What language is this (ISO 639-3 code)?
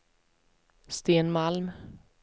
swe